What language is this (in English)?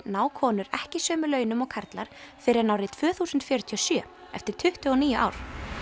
Icelandic